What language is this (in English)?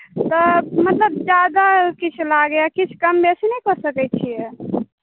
Maithili